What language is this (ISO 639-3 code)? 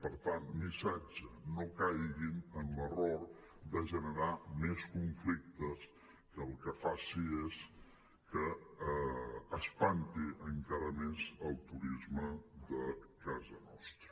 cat